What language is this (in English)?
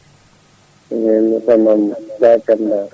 Fula